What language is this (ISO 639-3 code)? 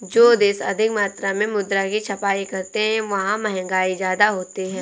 hin